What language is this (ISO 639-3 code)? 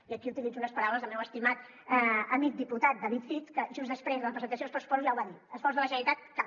cat